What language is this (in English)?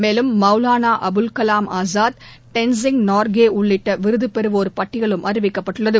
Tamil